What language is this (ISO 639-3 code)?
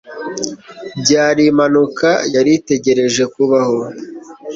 kin